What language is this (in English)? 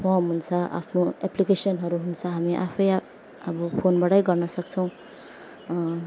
Nepali